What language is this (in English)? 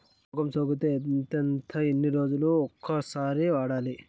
Telugu